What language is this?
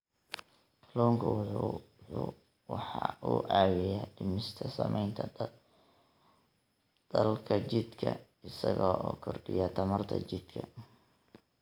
Somali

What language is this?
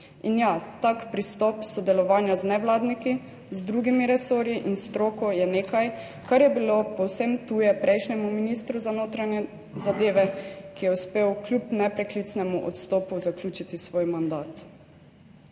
Slovenian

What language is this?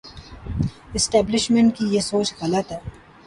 Urdu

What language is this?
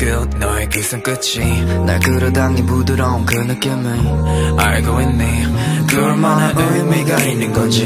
Polish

